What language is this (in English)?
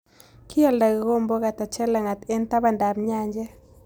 Kalenjin